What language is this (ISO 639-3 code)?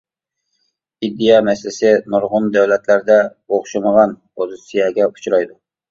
uig